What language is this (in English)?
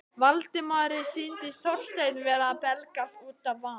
Icelandic